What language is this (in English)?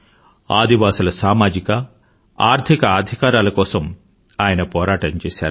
Telugu